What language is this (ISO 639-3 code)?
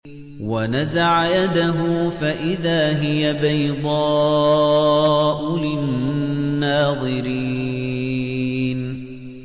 ara